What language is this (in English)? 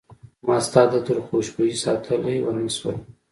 Pashto